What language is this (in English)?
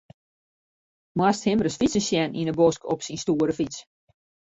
Western Frisian